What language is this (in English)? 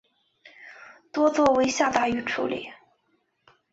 Chinese